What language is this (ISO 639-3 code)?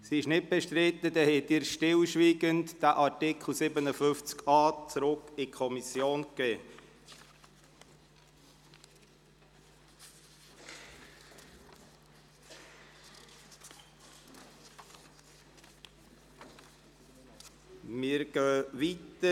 gsw